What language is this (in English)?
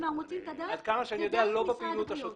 Hebrew